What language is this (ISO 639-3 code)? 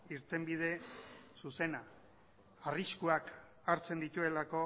eus